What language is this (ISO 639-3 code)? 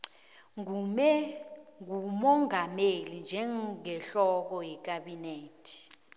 nbl